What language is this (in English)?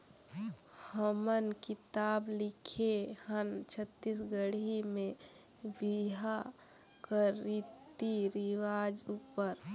Chhattisgarhi